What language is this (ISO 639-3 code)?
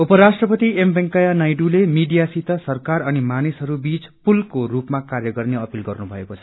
nep